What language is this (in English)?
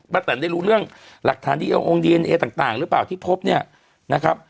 Thai